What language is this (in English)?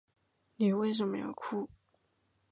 Chinese